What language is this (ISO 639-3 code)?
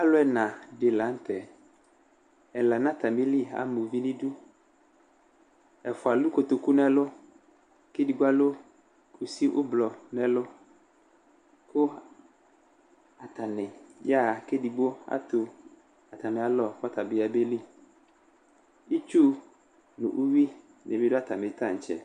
kpo